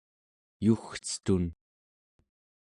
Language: Central Yupik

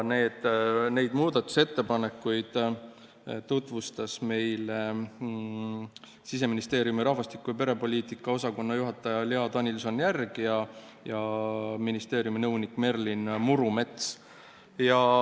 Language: Estonian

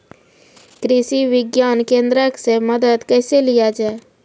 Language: Maithili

